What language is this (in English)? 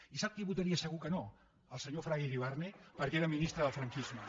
Catalan